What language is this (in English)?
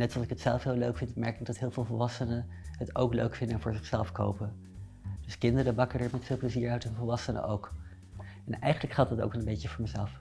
Dutch